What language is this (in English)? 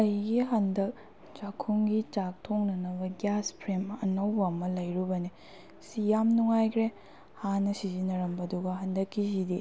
Manipuri